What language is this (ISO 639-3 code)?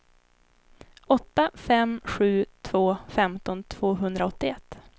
swe